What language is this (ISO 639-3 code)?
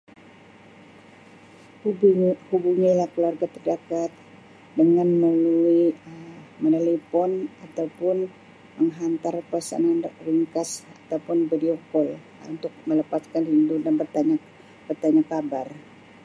msi